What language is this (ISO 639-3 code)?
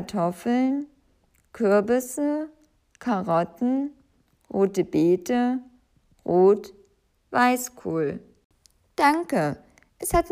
deu